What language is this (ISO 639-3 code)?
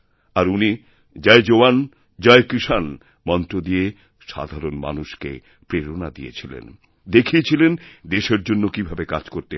ben